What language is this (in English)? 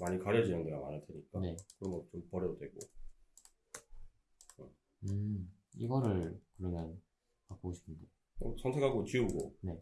Korean